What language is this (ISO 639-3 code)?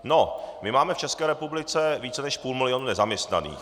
ces